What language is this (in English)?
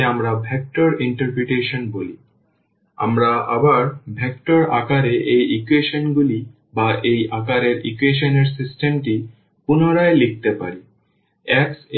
Bangla